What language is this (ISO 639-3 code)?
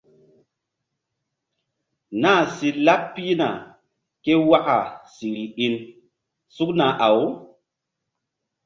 mdd